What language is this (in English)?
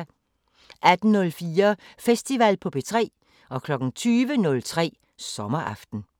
Danish